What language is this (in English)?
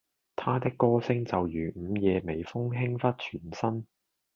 Cantonese